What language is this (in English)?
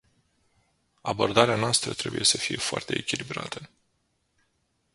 Romanian